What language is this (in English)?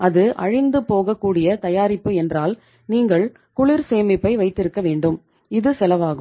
Tamil